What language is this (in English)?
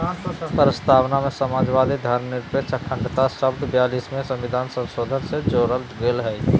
Magahi